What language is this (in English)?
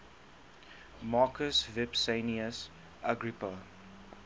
English